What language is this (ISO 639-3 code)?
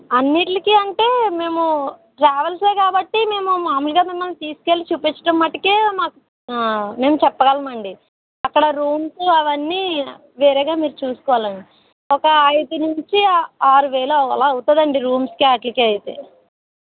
tel